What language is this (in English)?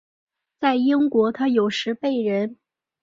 Chinese